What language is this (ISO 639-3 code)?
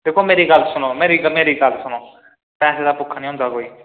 doi